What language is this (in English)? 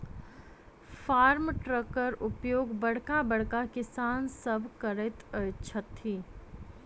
Maithili